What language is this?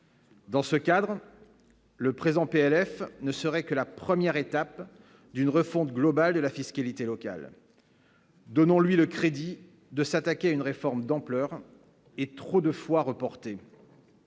French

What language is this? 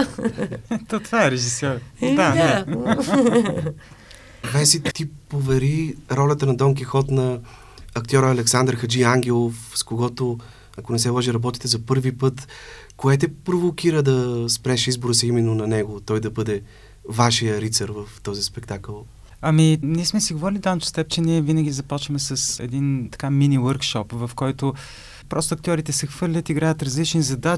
Bulgarian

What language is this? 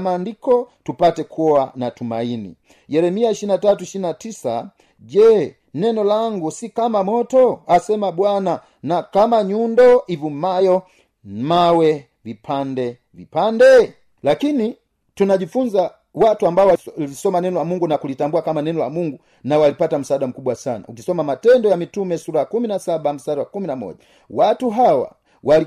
Swahili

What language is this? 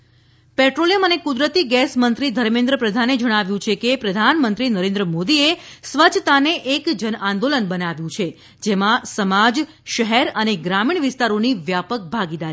Gujarati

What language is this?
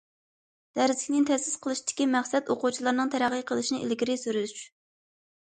Uyghur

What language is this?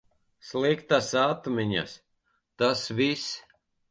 Latvian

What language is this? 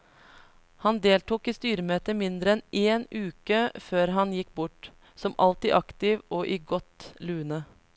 Norwegian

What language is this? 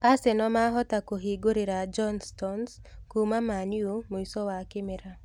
Kikuyu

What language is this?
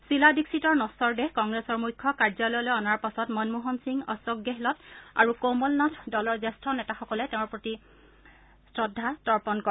Assamese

